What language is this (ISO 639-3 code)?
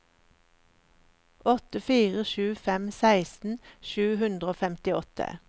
nor